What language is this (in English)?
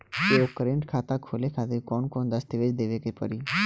Bhojpuri